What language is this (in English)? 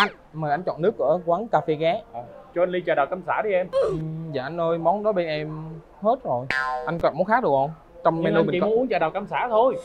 Vietnamese